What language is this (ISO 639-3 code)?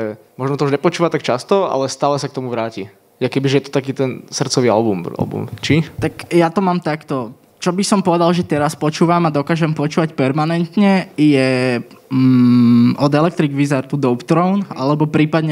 slk